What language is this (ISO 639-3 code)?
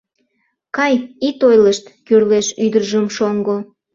chm